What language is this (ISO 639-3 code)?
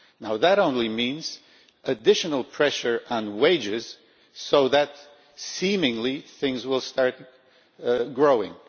eng